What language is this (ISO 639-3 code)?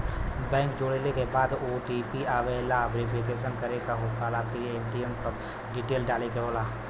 bho